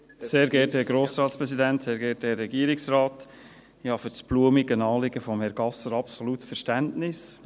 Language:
Swiss German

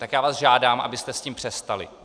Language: Czech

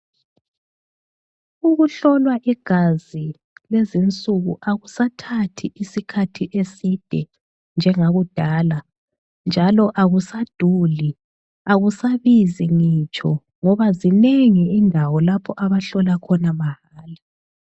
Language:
North Ndebele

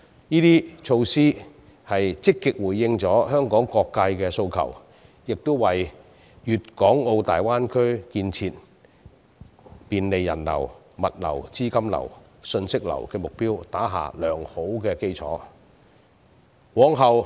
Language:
Cantonese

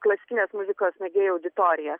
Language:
Lithuanian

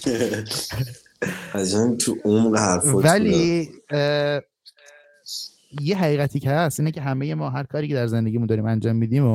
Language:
Persian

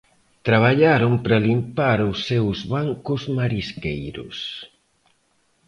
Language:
Galician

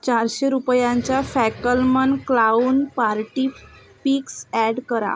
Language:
Marathi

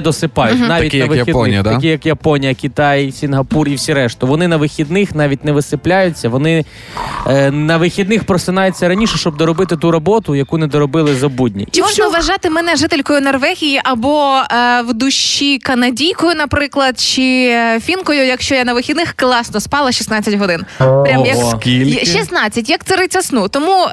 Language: Ukrainian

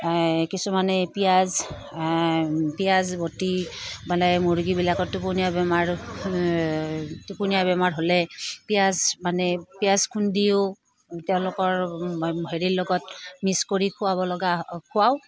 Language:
Assamese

